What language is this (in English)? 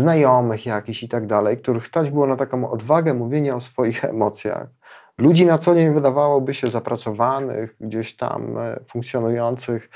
Polish